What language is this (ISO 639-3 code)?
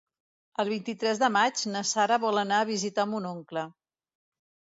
cat